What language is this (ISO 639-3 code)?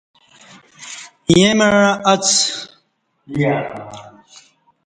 bsh